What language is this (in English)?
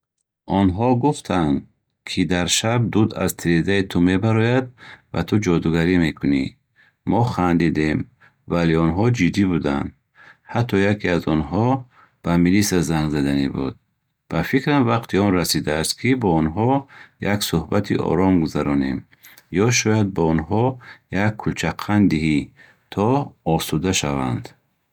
Bukharic